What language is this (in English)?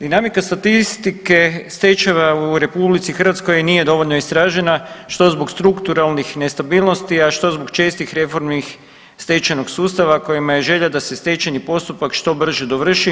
Croatian